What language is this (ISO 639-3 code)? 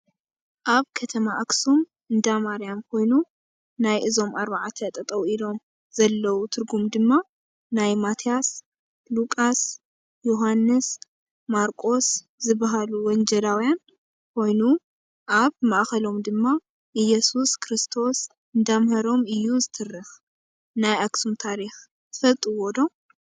tir